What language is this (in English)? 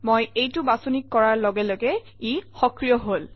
Assamese